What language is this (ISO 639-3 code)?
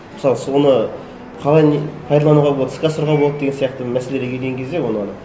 kaz